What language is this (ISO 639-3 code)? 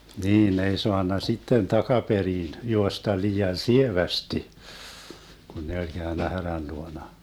fin